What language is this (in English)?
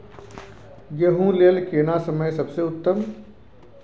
Maithili